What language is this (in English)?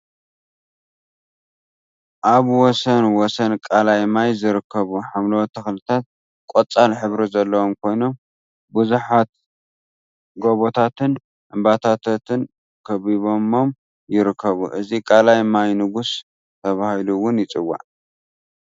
Tigrinya